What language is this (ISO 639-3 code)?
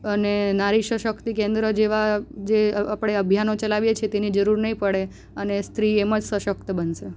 guj